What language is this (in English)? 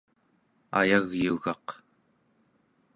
Central Yupik